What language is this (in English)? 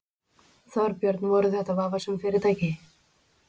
Icelandic